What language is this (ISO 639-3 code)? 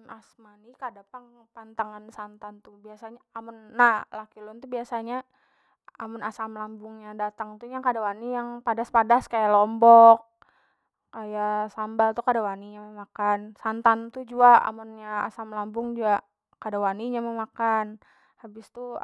bjn